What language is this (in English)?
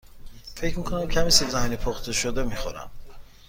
Persian